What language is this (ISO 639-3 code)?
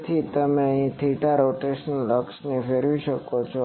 guj